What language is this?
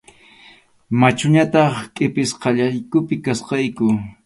Arequipa-La Unión Quechua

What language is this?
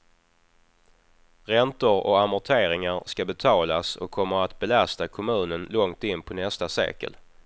Swedish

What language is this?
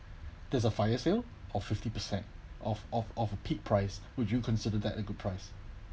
English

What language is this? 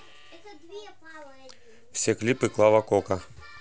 Russian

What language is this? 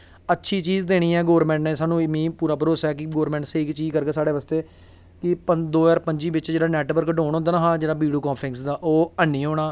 Dogri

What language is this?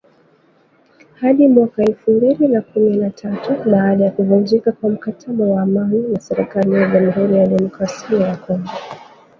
Swahili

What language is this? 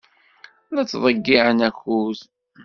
Kabyle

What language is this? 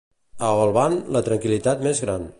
Catalan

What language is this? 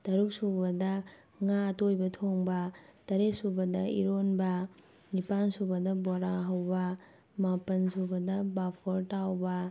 Manipuri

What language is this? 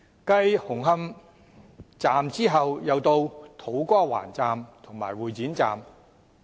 Cantonese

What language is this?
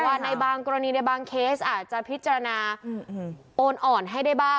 Thai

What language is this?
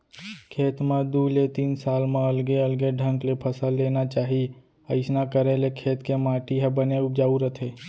Chhattisgarhi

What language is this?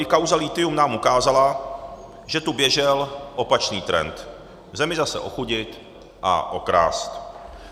Czech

